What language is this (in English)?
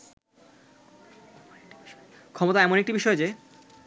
Bangla